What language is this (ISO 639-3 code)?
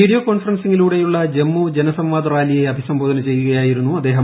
mal